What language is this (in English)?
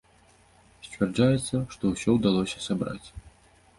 Belarusian